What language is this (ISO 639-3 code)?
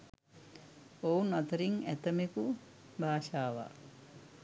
sin